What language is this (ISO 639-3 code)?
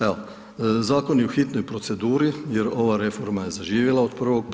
hrv